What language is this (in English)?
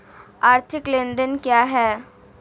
Hindi